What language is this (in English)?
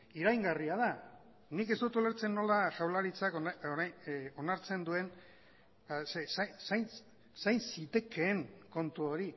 Basque